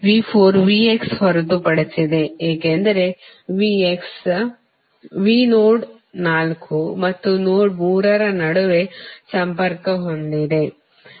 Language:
Kannada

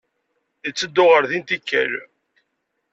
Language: Kabyle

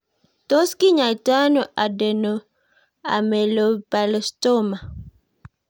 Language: Kalenjin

